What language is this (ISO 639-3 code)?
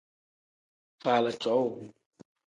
kdh